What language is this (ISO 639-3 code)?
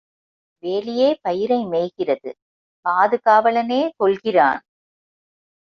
tam